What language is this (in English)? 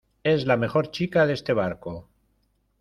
Spanish